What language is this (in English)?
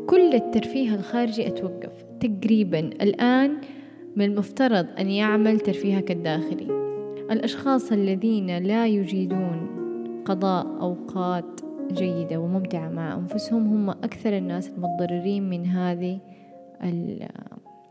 Arabic